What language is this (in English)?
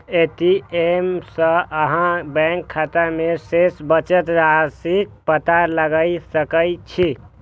Maithili